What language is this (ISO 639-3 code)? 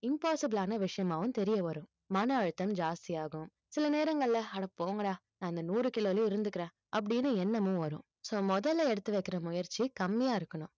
tam